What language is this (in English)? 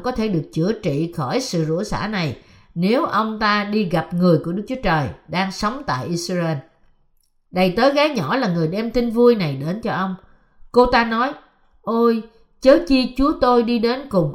Vietnamese